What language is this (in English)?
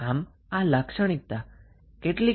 Gujarati